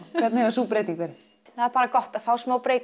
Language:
Icelandic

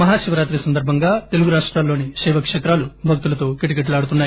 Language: Telugu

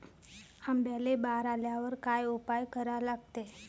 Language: Marathi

